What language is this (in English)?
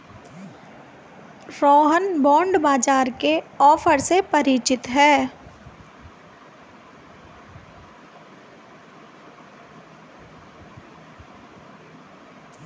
Hindi